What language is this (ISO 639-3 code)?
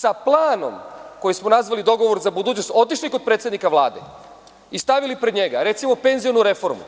srp